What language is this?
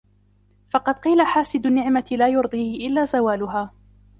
Arabic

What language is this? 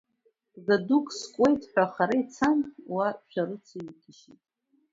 Abkhazian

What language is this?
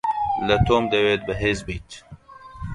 Central Kurdish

